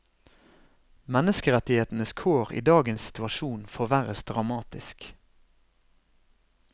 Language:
Norwegian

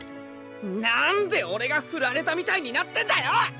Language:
Japanese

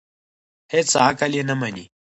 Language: Pashto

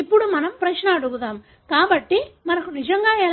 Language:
Telugu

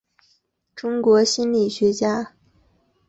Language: Chinese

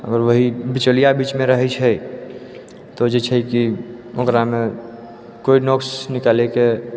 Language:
Maithili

